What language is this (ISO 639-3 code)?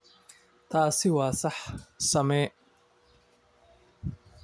som